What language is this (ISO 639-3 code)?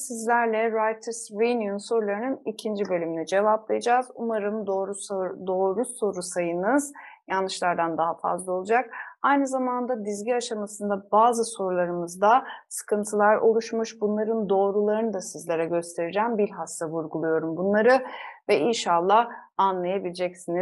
tur